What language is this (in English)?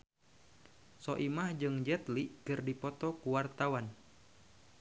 Sundanese